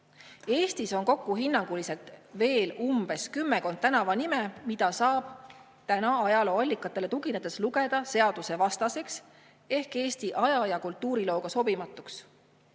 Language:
Estonian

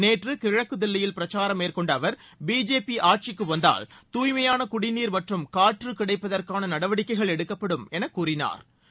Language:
Tamil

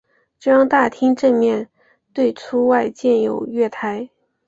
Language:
Chinese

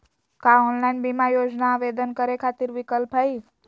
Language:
Magahi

